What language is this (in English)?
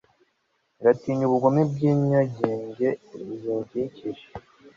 Kinyarwanda